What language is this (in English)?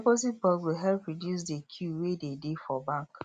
Nigerian Pidgin